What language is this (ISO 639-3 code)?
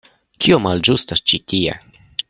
epo